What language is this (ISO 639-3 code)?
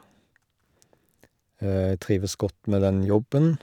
nor